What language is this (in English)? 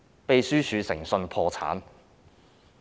Cantonese